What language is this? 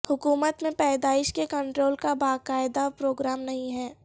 Urdu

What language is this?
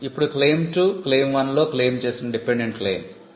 Telugu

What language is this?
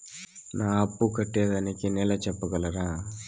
Telugu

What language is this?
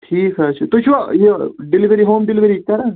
Kashmiri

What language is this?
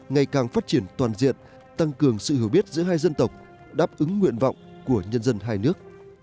Vietnamese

